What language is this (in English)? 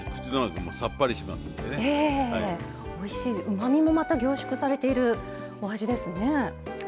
Japanese